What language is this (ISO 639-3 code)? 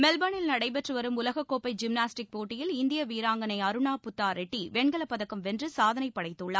tam